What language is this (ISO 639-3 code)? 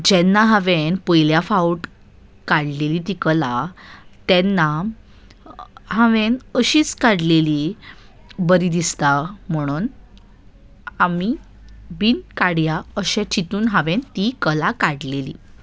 kok